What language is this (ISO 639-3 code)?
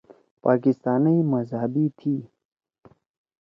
trw